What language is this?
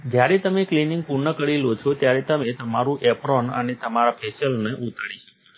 Gujarati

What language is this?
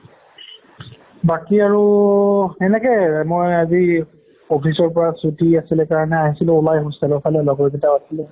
Assamese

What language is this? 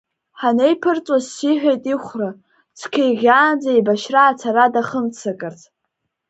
Abkhazian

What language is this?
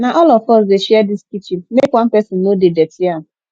Nigerian Pidgin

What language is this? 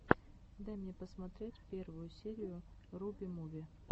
Russian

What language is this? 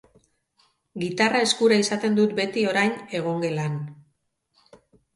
Basque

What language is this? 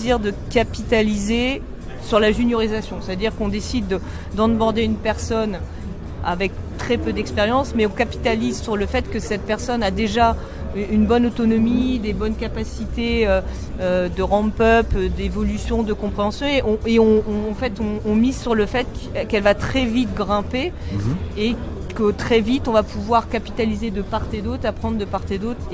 French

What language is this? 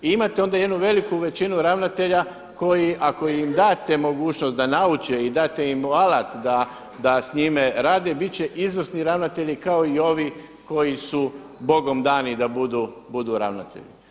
Croatian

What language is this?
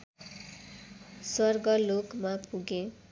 Nepali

